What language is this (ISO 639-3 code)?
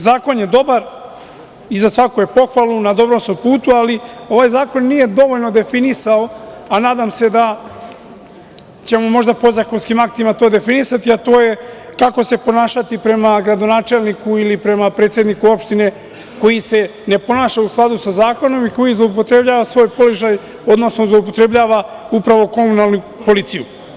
srp